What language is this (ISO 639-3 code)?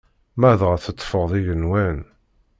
kab